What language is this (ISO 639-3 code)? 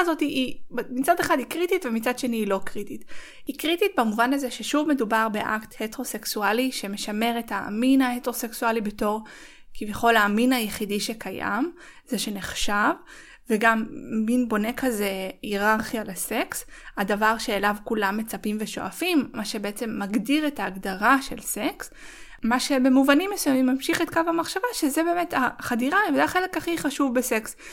heb